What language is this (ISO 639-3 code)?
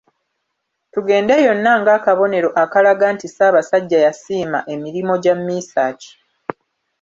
lug